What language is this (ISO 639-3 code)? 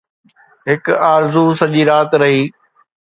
snd